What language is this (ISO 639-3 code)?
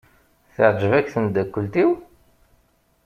kab